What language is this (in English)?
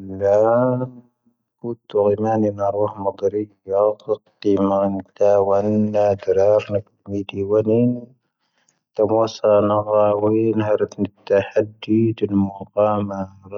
Tahaggart Tamahaq